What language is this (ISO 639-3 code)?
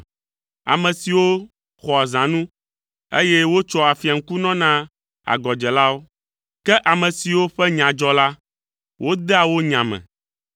ewe